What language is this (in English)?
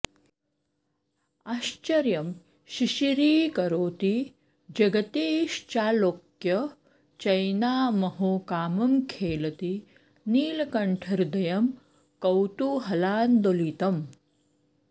Sanskrit